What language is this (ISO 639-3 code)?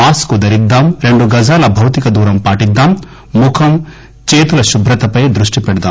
tel